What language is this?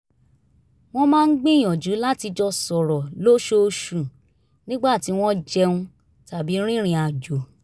Yoruba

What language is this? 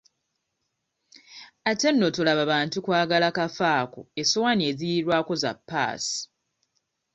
Ganda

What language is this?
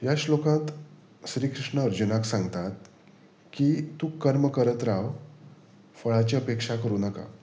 Konkani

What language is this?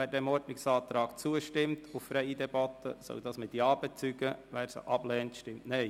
Swiss German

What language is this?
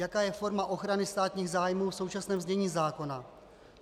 Czech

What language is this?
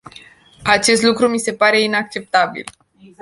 Romanian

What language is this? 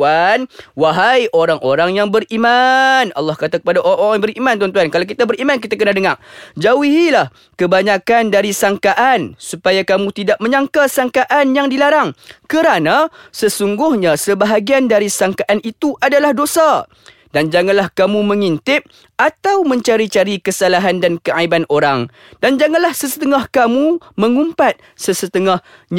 Malay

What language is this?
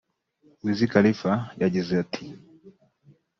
Kinyarwanda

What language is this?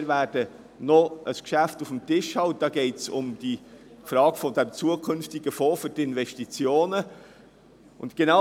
Swiss German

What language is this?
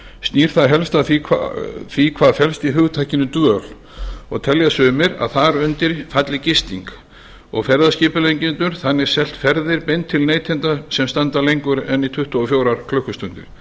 Icelandic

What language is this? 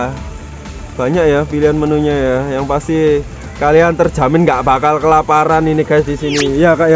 Indonesian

